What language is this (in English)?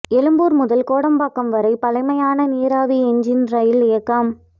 Tamil